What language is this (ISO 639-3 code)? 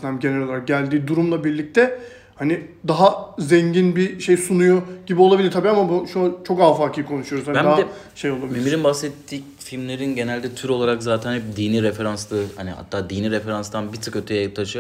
tur